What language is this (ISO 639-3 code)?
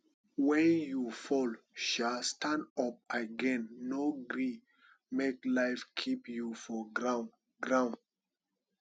pcm